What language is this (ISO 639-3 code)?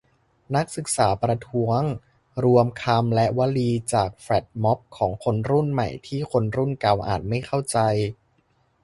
tha